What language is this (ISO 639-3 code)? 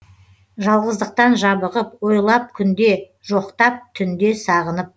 kaz